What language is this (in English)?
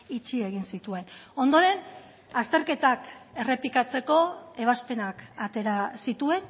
Basque